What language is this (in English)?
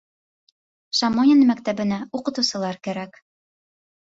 Bashkir